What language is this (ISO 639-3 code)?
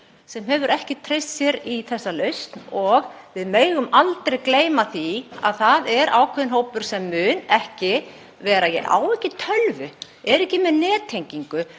isl